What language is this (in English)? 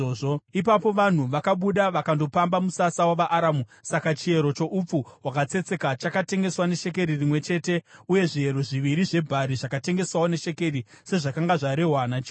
Shona